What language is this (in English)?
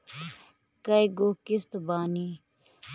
Bhojpuri